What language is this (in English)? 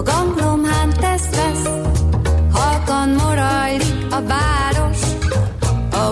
Hungarian